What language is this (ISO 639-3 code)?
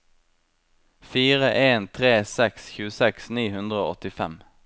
nor